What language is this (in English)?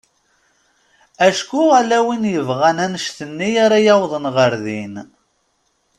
Kabyle